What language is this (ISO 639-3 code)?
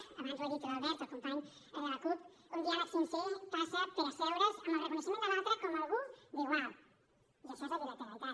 cat